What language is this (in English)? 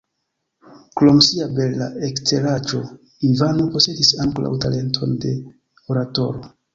Esperanto